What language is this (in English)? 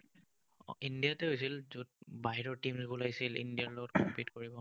Assamese